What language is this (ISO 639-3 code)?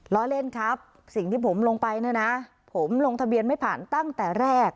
tha